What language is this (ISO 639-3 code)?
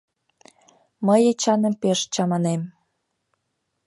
chm